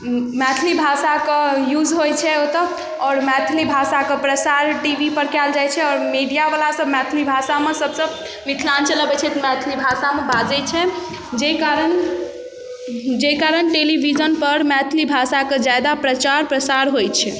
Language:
Maithili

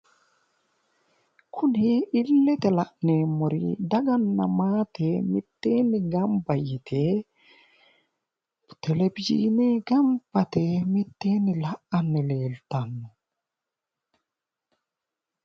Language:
Sidamo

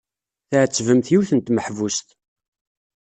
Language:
Kabyle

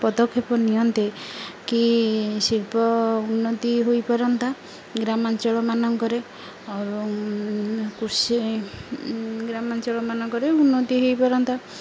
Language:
Odia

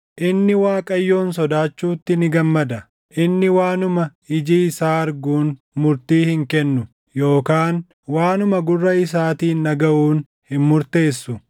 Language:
Oromo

